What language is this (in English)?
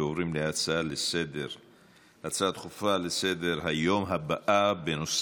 Hebrew